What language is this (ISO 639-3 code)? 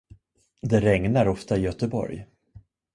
swe